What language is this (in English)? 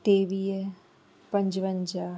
Sindhi